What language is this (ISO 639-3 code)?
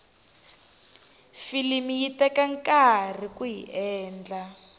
tso